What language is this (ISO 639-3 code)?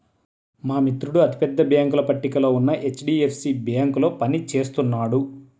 tel